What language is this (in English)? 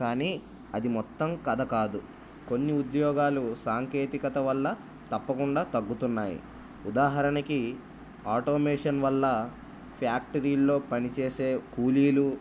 Telugu